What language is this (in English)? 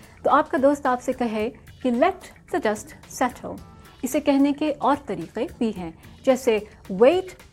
Urdu